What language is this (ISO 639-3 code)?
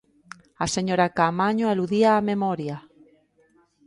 glg